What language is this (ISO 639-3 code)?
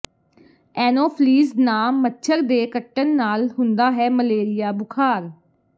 pan